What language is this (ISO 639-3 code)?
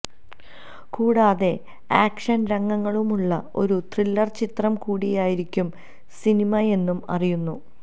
mal